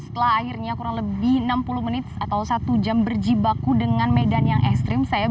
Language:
Indonesian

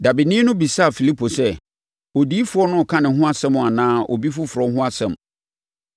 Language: Akan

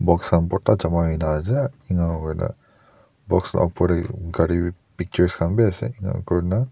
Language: Naga Pidgin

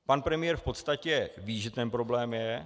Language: Czech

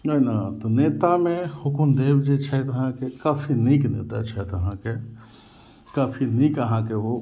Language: Maithili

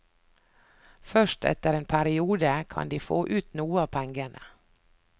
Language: Norwegian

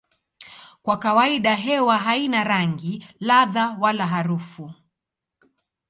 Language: Swahili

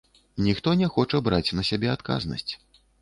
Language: Belarusian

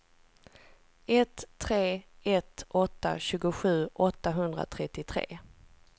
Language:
Swedish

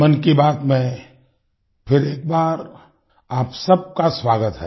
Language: Hindi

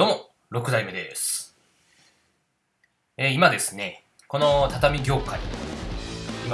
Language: Japanese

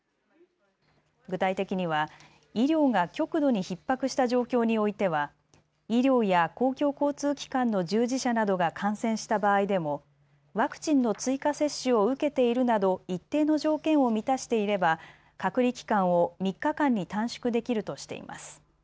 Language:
Japanese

